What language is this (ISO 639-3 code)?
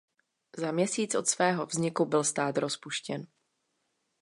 ces